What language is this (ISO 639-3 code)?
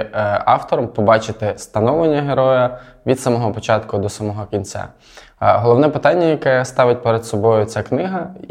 ukr